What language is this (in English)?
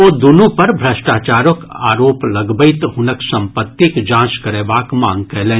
Maithili